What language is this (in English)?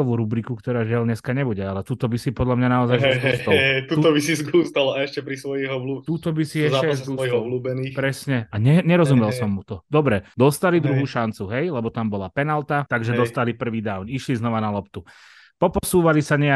Slovak